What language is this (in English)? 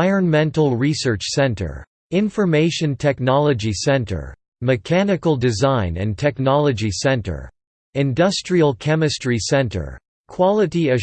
English